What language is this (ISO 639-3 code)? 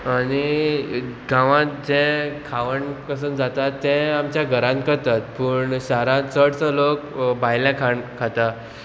kok